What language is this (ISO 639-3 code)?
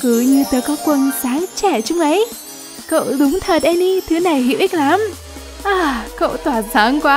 vie